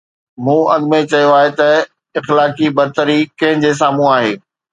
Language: Sindhi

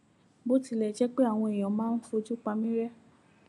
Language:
Yoruba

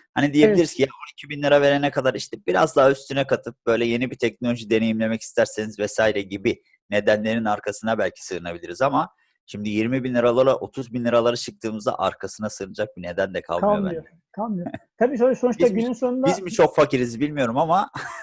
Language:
Turkish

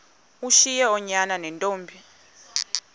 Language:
Xhosa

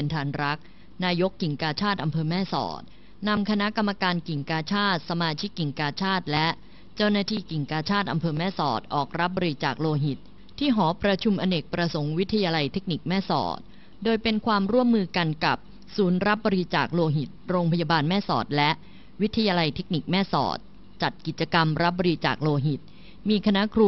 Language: Thai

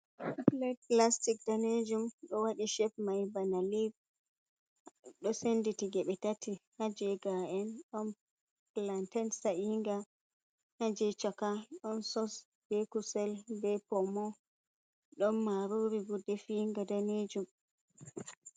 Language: Fula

